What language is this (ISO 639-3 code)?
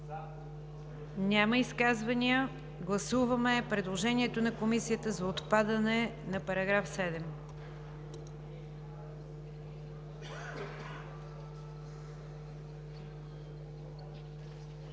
bul